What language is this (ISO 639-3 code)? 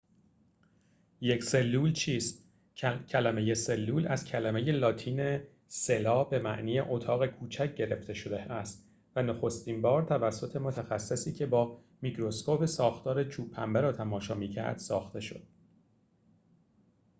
fas